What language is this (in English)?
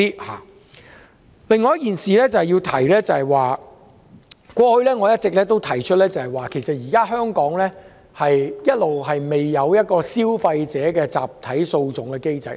Cantonese